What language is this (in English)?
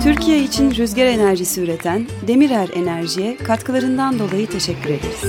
Turkish